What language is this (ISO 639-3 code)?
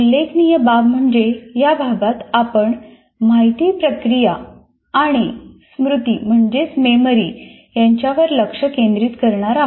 mar